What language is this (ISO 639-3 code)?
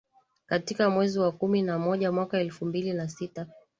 swa